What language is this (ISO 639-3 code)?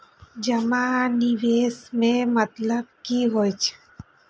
mai